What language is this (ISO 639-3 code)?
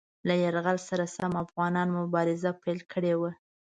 pus